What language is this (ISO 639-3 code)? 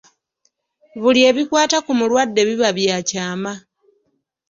lug